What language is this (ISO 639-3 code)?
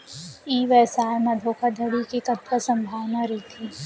hne